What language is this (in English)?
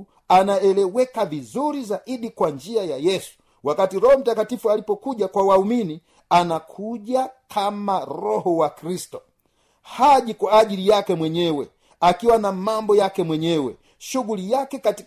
Swahili